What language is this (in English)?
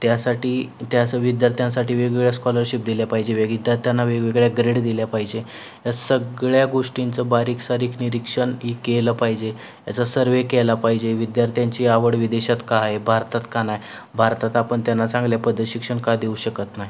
Marathi